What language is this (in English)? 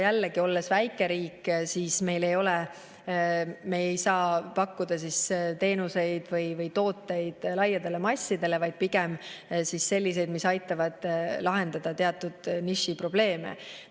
Estonian